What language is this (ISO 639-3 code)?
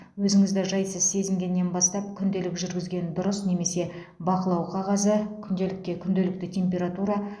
kaz